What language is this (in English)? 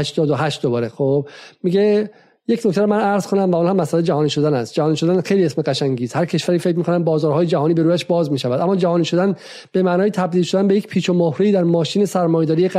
Persian